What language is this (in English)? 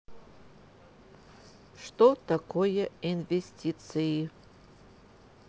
Russian